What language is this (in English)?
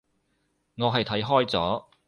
Cantonese